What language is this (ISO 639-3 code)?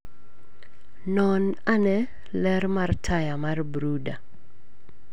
luo